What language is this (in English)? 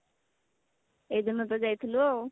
Odia